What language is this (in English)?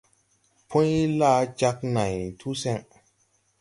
Tupuri